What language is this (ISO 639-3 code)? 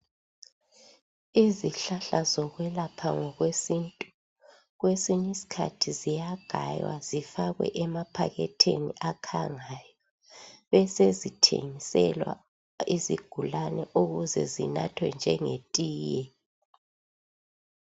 nde